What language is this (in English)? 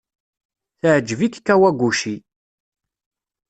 Kabyle